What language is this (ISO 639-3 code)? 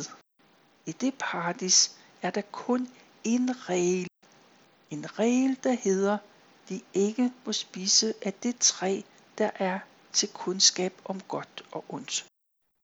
dan